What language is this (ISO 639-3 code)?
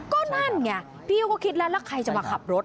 tha